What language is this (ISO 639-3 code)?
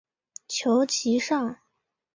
zho